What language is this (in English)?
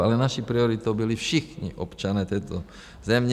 Czech